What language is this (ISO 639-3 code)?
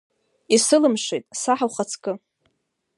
abk